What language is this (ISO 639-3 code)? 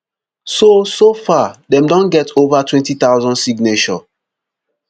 pcm